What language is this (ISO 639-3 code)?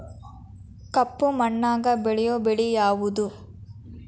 kan